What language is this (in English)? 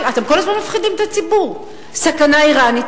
Hebrew